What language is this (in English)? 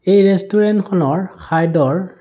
Assamese